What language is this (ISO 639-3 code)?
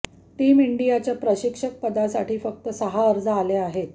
mar